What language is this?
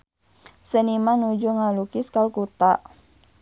Sundanese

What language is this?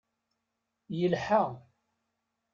Kabyle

